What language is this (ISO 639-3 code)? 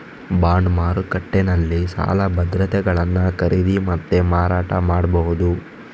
kan